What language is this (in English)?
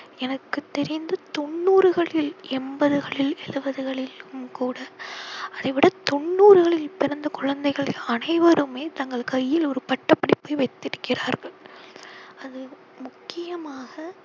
Tamil